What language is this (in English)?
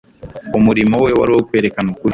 Kinyarwanda